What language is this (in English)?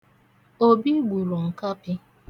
Igbo